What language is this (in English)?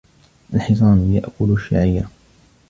Arabic